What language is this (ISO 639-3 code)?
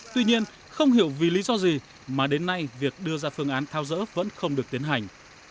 vie